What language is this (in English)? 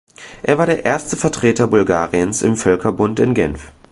German